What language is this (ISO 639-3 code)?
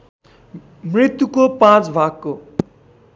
nep